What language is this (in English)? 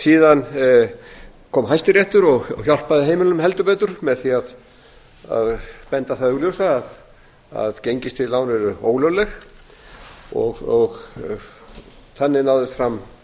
Icelandic